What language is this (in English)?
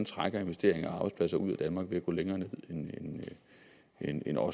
Danish